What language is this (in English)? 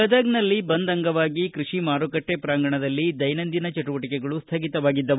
Kannada